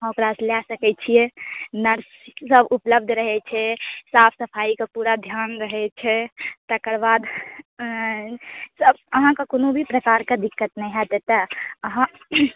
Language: Maithili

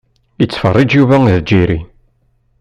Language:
Kabyle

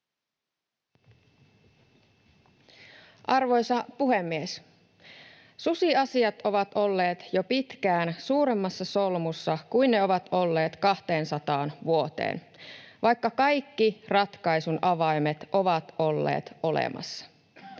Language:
Finnish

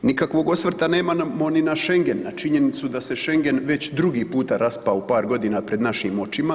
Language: Croatian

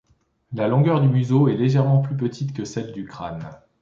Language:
French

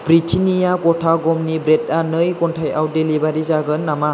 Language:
Bodo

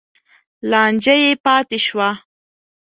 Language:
Pashto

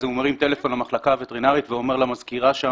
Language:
Hebrew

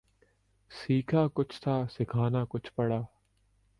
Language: Urdu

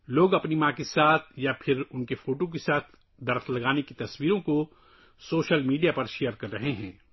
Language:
Urdu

